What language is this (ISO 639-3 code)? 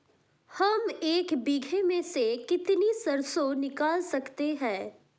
hin